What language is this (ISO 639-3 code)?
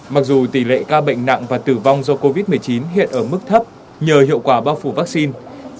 vie